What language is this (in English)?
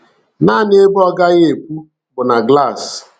Igbo